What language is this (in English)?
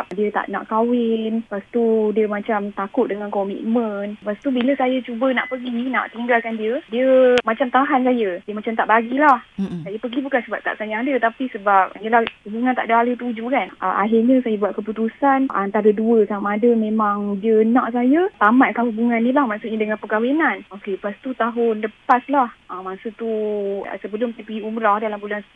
Malay